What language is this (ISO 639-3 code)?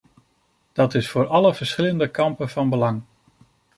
nld